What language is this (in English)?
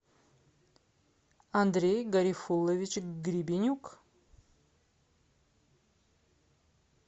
Russian